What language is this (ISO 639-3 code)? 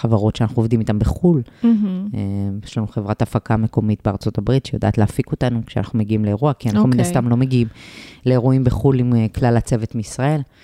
heb